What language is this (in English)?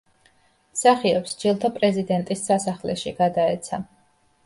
Georgian